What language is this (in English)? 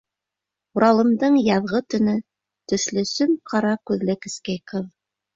Bashkir